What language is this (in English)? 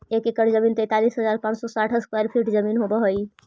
Magahi